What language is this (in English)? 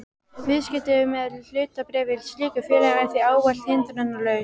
Icelandic